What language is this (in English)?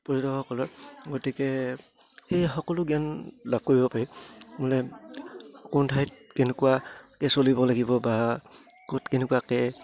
Assamese